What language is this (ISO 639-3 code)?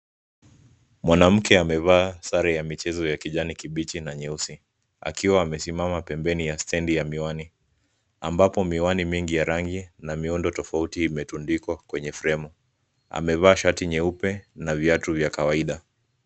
swa